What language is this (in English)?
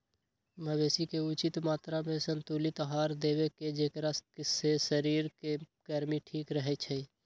Magahi